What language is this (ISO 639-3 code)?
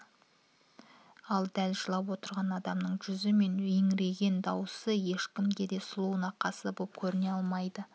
kaz